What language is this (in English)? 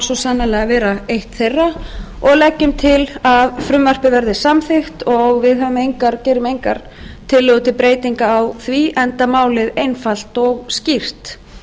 Icelandic